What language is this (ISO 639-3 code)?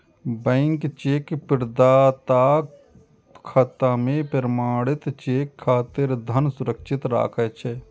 mai